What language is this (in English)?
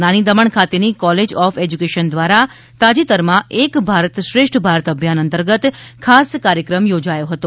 Gujarati